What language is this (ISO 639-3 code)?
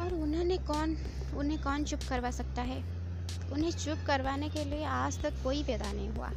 hin